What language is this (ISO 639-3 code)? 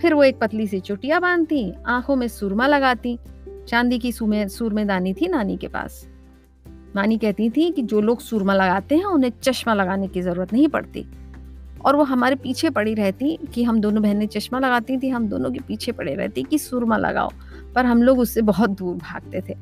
hin